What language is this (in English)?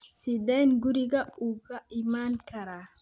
Somali